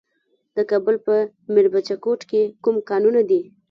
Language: Pashto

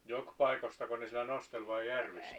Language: Finnish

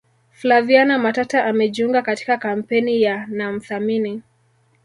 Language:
Swahili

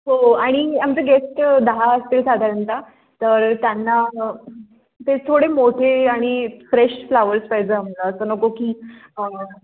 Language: Marathi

